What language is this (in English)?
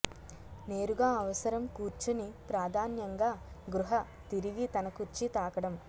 Telugu